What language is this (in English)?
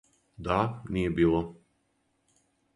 Serbian